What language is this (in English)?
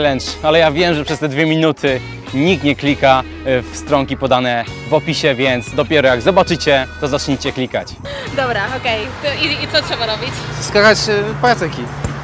Polish